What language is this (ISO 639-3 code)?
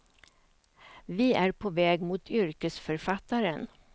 swe